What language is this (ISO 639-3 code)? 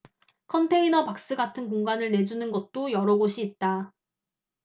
kor